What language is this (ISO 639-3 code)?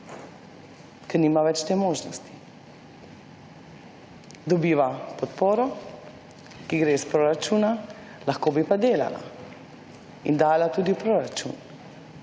slv